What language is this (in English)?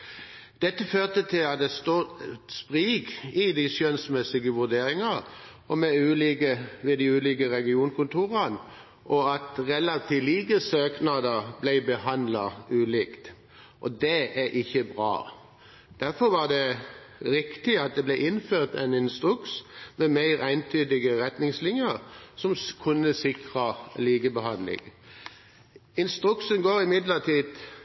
Norwegian Bokmål